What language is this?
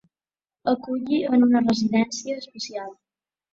Catalan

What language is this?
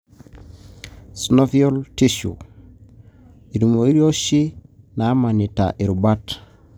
Masai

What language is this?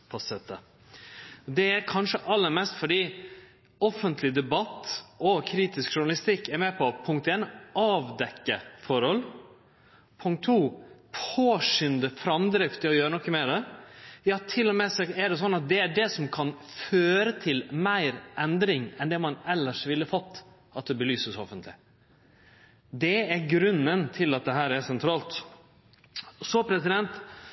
Norwegian Nynorsk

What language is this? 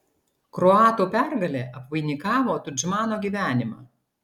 Lithuanian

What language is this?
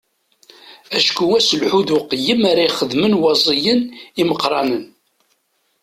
Kabyle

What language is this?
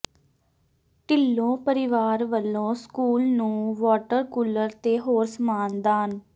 Punjabi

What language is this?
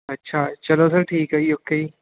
Punjabi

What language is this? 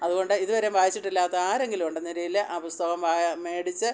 Malayalam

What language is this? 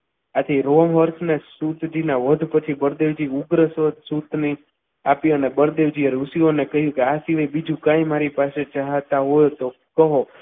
Gujarati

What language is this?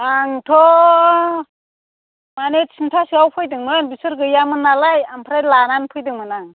Bodo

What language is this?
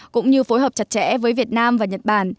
Vietnamese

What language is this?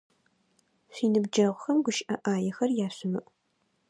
Adyghe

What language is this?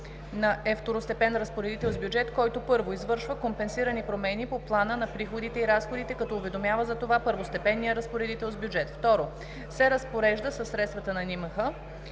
Bulgarian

